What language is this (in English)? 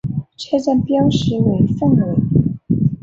Chinese